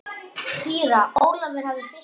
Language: Icelandic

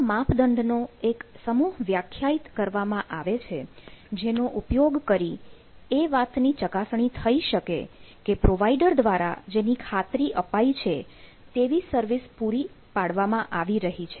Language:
Gujarati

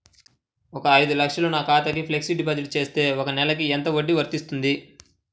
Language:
Telugu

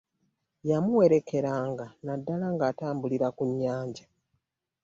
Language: Ganda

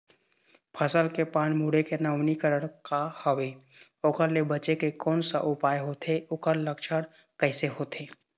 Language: Chhattisgarhi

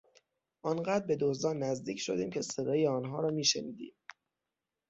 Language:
Persian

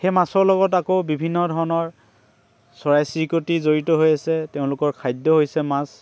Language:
Assamese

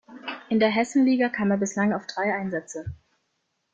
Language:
German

